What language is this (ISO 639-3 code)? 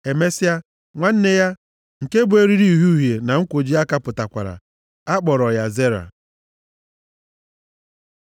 ibo